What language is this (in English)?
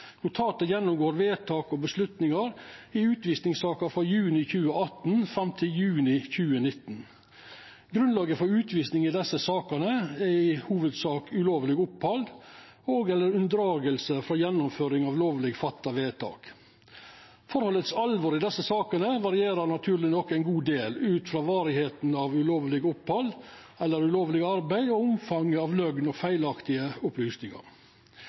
Norwegian Nynorsk